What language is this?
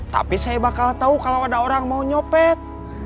Indonesian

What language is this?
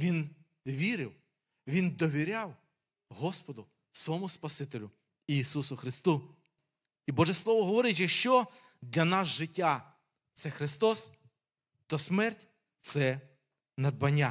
Ukrainian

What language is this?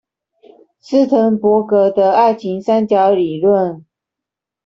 Chinese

